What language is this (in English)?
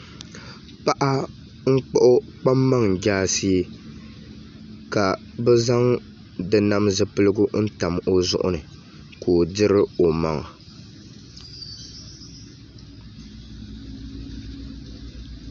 Dagbani